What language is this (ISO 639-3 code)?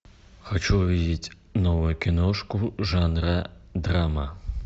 rus